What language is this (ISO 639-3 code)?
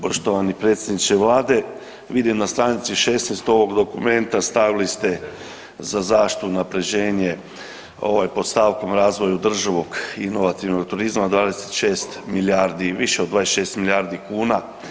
hrv